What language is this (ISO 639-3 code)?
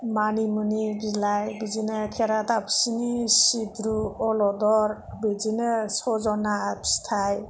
brx